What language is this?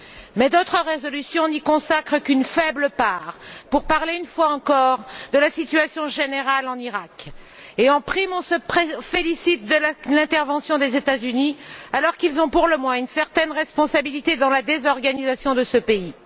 French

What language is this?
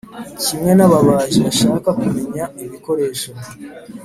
Kinyarwanda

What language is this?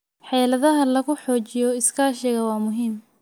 Somali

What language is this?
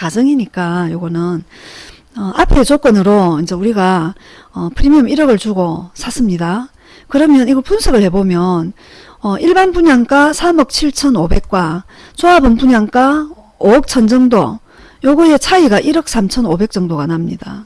Korean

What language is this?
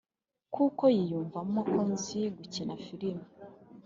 Kinyarwanda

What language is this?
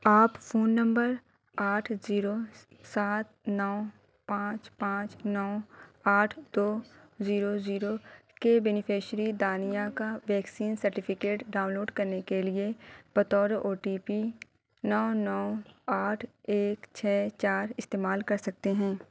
Urdu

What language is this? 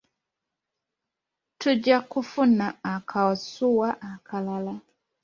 Ganda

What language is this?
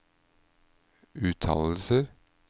Norwegian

